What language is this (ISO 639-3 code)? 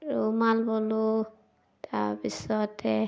asm